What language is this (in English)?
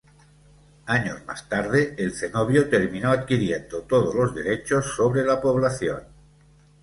Spanish